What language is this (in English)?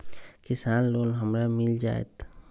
Magahi